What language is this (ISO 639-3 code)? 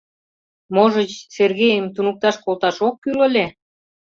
chm